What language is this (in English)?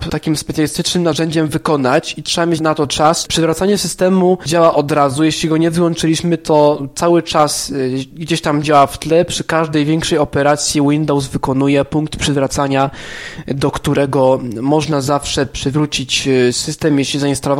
Polish